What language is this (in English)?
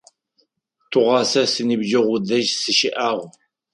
Adyghe